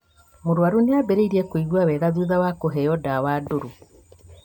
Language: Kikuyu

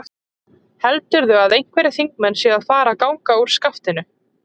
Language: Icelandic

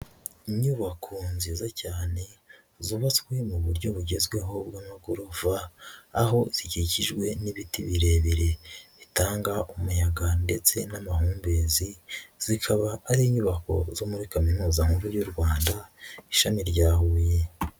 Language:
Kinyarwanda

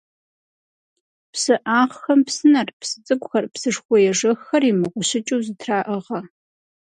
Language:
Kabardian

